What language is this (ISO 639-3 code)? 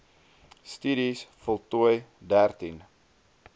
afr